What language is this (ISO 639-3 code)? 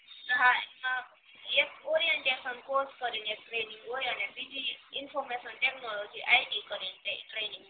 guj